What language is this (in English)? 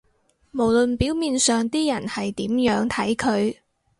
Cantonese